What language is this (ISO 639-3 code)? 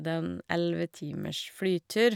nor